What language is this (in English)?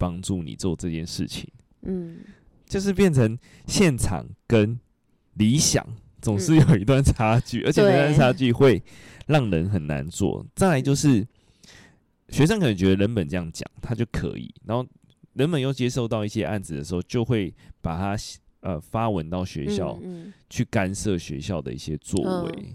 Chinese